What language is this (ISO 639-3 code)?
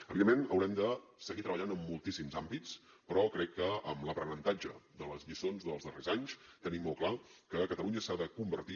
cat